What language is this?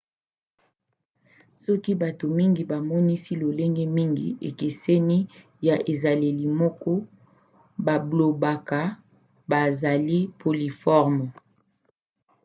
Lingala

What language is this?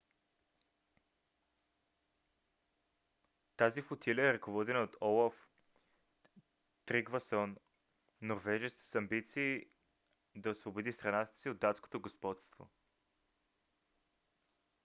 Bulgarian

